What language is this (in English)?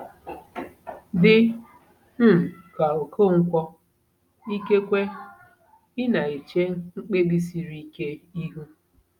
Igbo